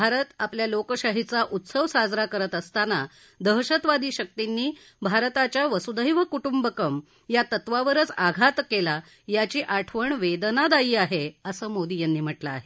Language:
Marathi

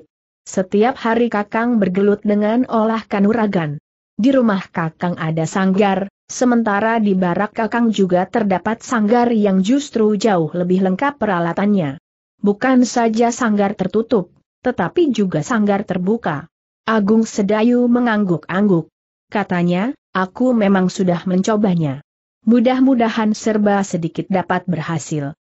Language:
Indonesian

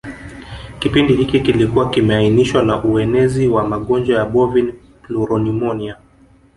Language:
Swahili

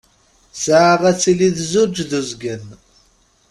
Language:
Kabyle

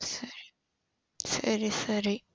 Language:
Tamil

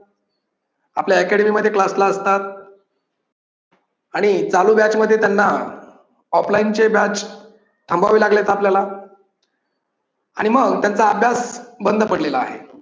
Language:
Marathi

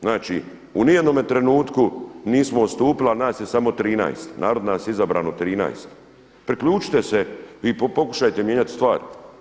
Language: Croatian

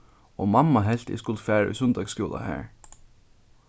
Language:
Faroese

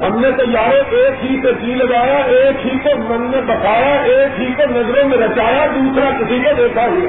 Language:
Urdu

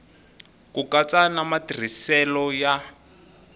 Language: Tsonga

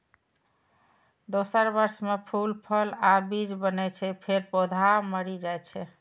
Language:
Maithili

